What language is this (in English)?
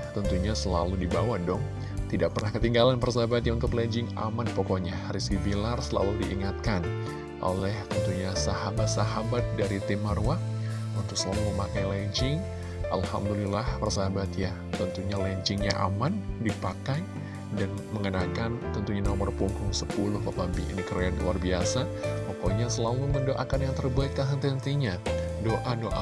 Indonesian